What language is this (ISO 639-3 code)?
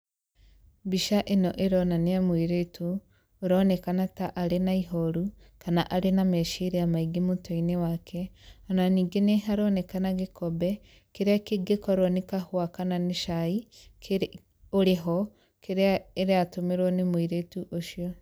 kik